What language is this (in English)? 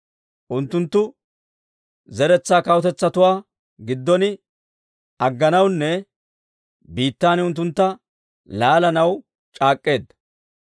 Dawro